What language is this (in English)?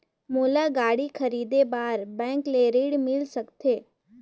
Chhattisgarhi